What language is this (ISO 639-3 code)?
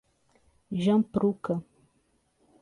por